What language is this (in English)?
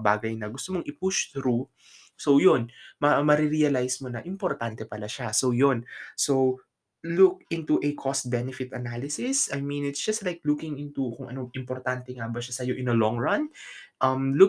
Filipino